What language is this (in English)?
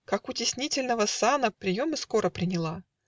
Russian